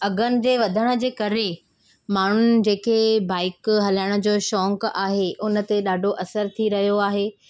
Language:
Sindhi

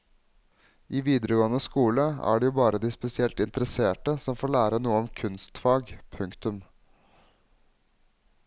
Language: Norwegian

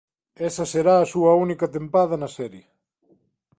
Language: Galician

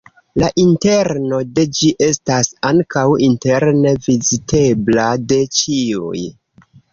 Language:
Esperanto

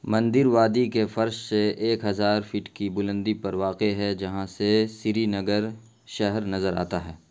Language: Urdu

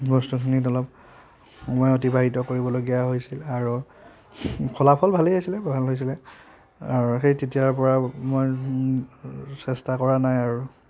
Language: Assamese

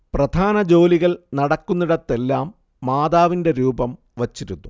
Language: Malayalam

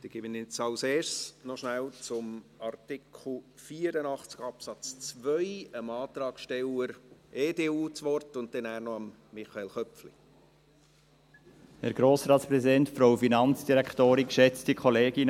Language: Swiss German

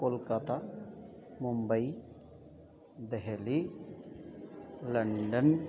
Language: Sanskrit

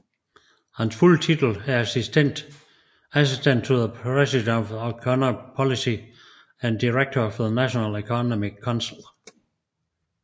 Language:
Danish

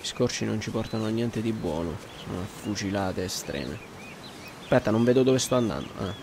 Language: Italian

